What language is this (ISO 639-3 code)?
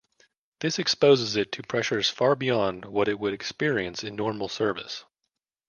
eng